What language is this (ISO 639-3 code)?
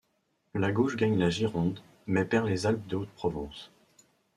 fra